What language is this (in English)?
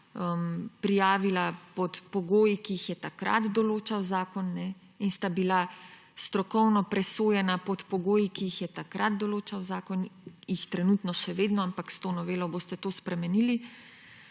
Slovenian